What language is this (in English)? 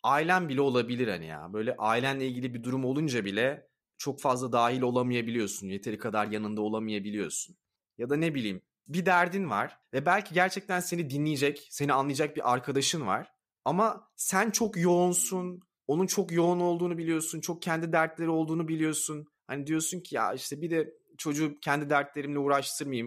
Turkish